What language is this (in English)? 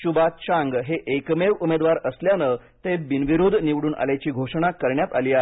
Marathi